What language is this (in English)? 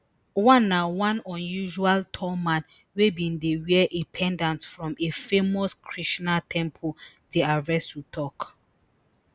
Nigerian Pidgin